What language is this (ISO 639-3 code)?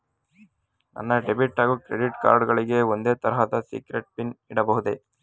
kan